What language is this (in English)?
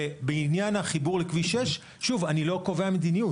Hebrew